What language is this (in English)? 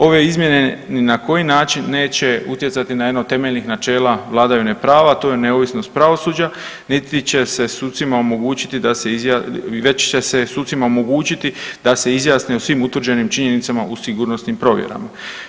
Croatian